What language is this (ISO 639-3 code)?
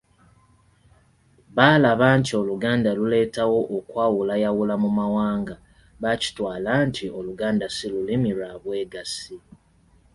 lug